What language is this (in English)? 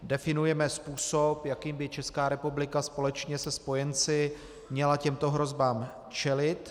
Czech